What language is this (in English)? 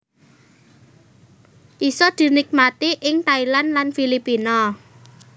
Javanese